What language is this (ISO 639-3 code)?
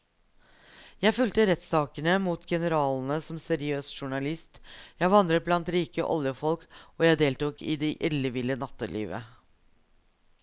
nor